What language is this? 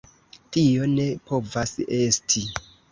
Esperanto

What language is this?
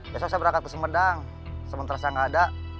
Indonesian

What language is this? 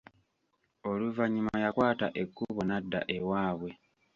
Ganda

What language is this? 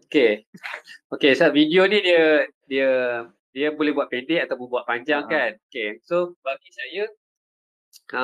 Malay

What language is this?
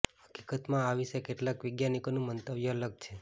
Gujarati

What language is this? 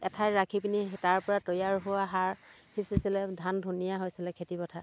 Assamese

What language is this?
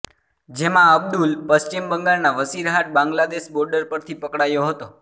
Gujarati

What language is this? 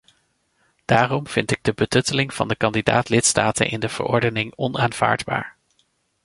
Dutch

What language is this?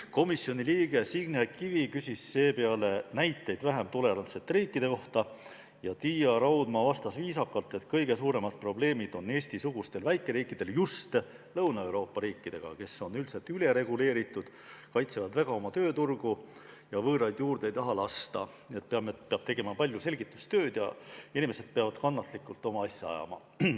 Estonian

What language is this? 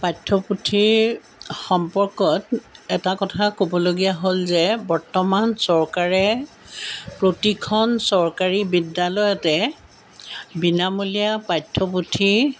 Assamese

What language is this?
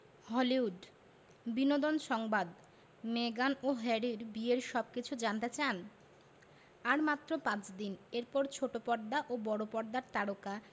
Bangla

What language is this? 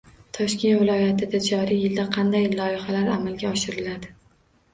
Uzbek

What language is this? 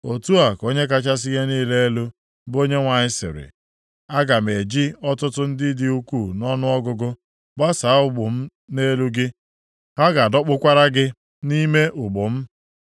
Igbo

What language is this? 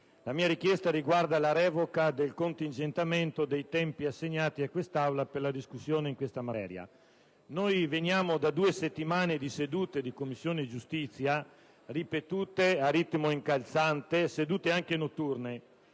Italian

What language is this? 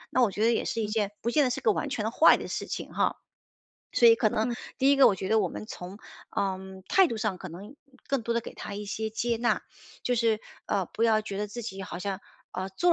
Chinese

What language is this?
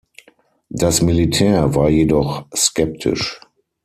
German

